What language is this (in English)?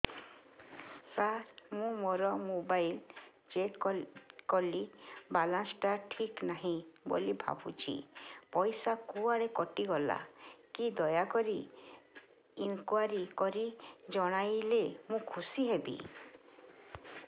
Odia